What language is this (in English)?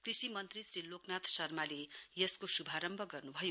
Nepali